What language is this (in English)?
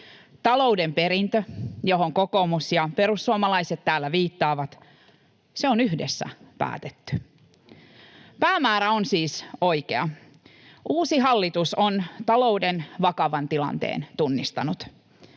Finnish